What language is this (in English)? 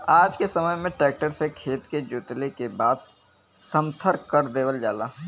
Bhojpuri